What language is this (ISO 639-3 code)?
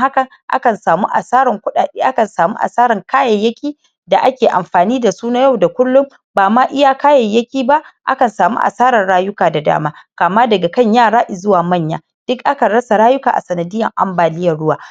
hau